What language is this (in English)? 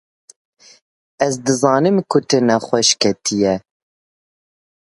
Kurdish